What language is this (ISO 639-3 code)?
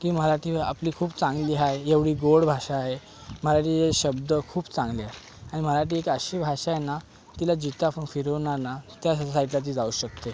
mar